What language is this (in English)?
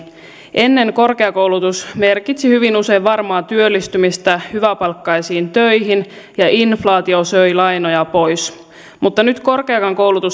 Finnish